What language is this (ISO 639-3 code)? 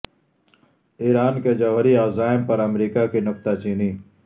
urd